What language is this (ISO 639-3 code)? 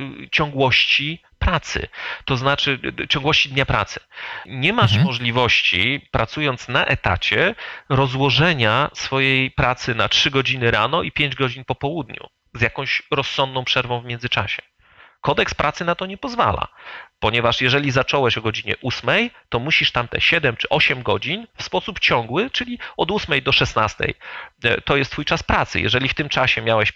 pol